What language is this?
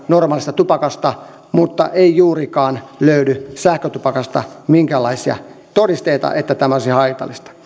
Finnish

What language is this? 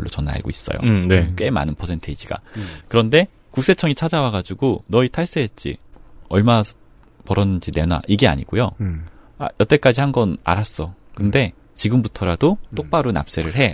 Korean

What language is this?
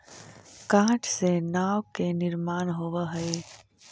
Magahi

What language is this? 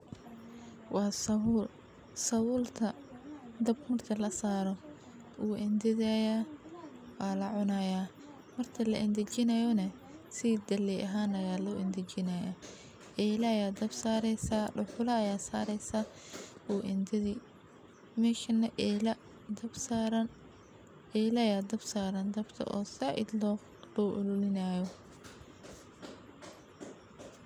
Somali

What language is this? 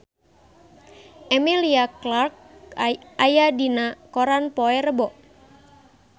Sundanese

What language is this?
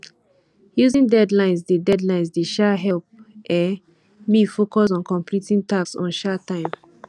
Nigerian Pidgin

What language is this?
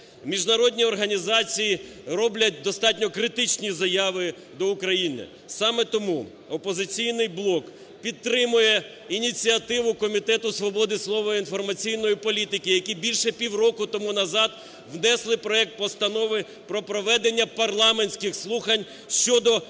Ukrainian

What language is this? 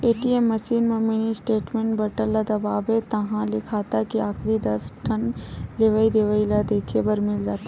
Chhattisgarhi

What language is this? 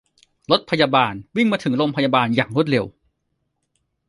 Thai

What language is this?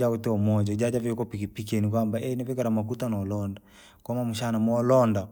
Langi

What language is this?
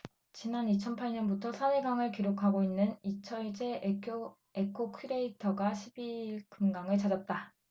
Korean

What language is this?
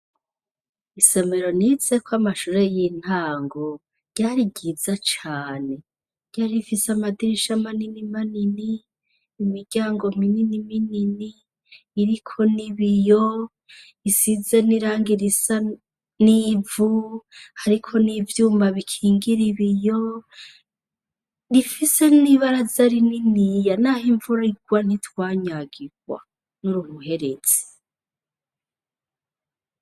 Rundi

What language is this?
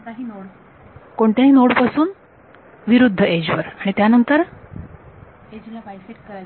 Marathi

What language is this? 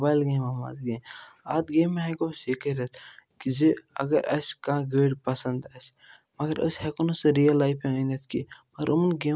Kashmiri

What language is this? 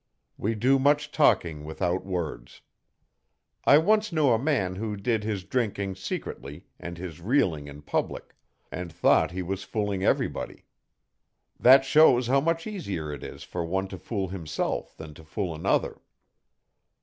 English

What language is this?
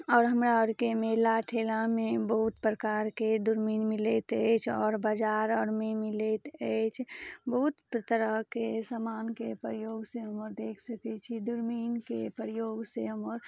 Maithili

